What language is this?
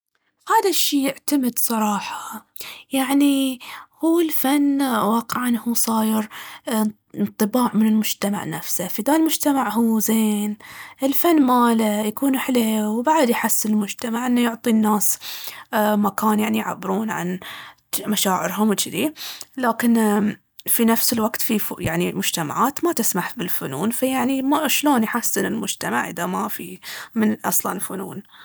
Baharna Arabic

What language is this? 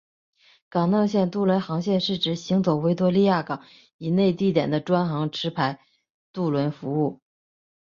Chinese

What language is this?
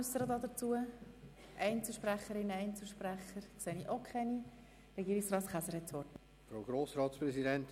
Swiss German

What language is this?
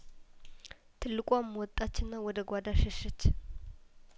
Amharic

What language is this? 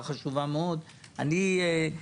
Hebrew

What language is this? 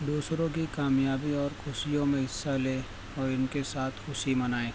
Urdu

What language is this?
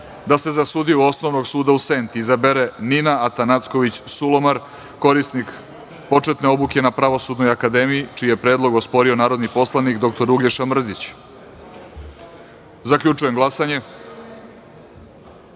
Serbian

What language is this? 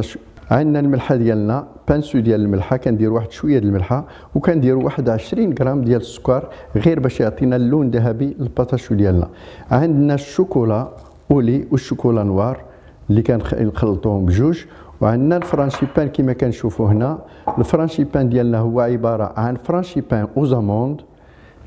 Arabic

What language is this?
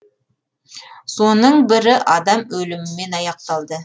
Kazakh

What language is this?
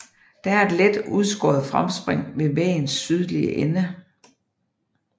Danish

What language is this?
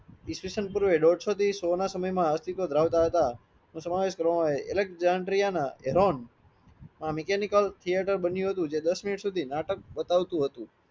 Gujarati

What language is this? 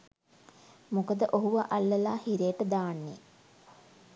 Sinhala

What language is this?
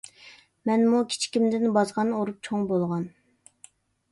Uyghur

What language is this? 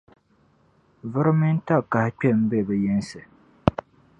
Dagbani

